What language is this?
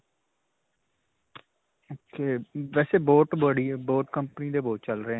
Punjabi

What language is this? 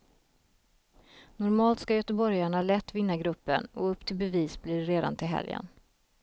Swedish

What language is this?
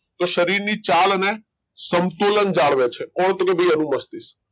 Gujarati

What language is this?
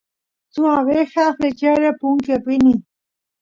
Santiago del Estero Quichua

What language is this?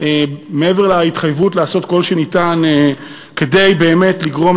Hebrew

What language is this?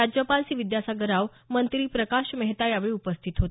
Marathi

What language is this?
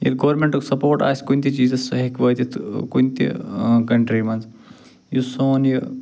Kashmiri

